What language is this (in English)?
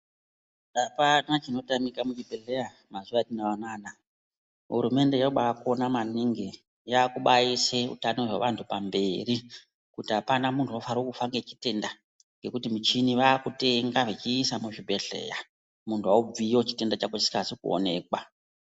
Ndau